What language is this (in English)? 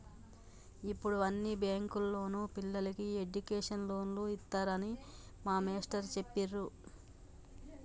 Telugu